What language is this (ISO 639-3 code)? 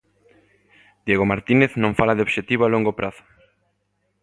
glg